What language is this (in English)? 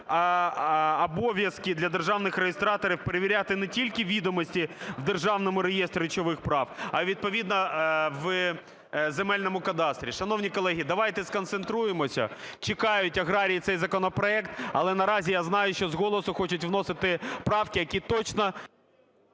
Ukrainian